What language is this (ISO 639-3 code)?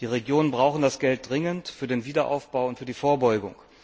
deu